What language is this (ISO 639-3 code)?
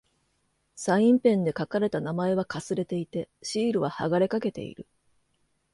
jpn